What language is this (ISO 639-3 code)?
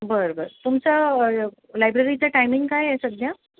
mar